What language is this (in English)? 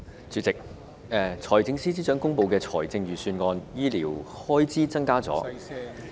Cantonese